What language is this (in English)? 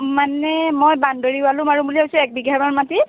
Assamese